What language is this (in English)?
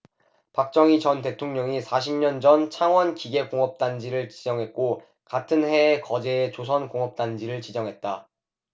Korean